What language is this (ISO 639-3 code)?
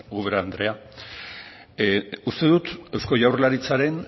eus